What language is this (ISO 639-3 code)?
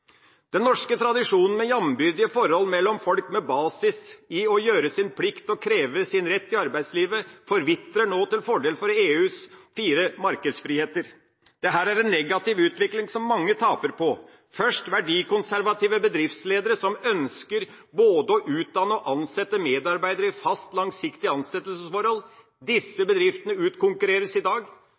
nob